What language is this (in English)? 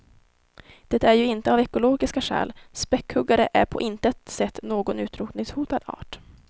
Swedish